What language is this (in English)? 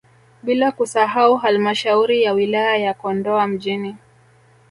Swahili